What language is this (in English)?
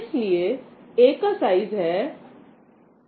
Hindi